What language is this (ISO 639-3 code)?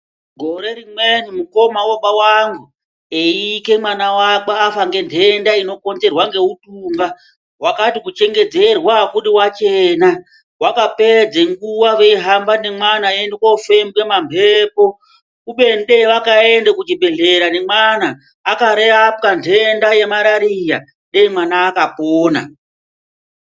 ndc